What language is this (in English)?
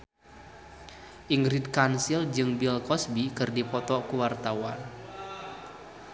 Sundanese